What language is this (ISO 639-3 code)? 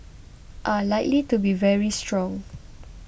eng